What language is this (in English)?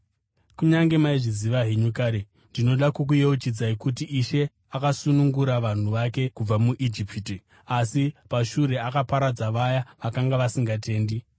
Shona